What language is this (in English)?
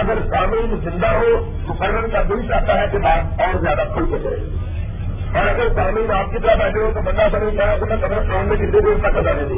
Urdu